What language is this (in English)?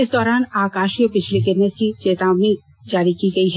Hindi